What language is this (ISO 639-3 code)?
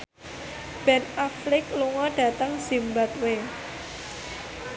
jav